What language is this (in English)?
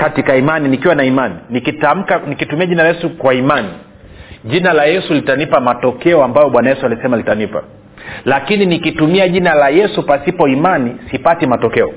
Swahili